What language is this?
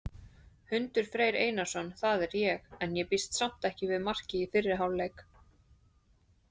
Icelandic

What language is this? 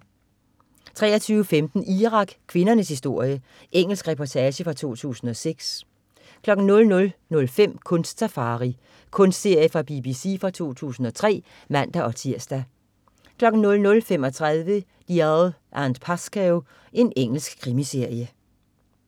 Danish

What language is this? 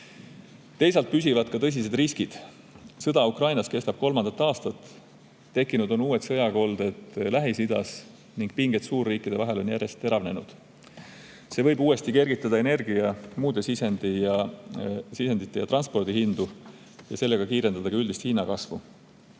Estonian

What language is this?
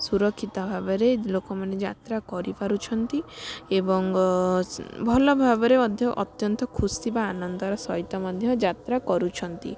Odia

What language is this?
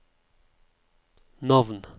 Norwegian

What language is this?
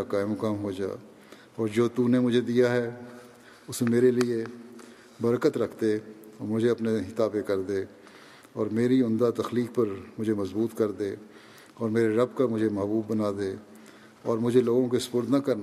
Urdu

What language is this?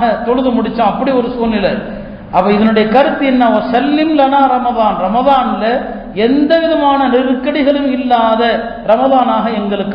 Arabic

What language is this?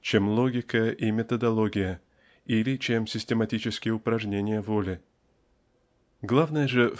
Russian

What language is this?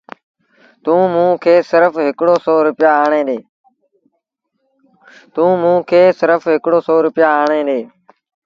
Sindhi Bhil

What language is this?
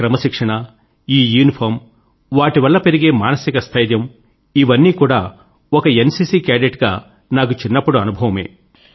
Telugu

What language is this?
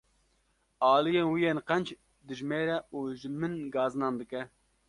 Kurdish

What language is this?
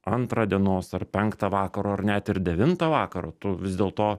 Lithuanian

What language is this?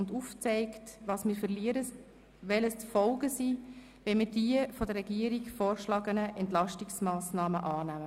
Swiss German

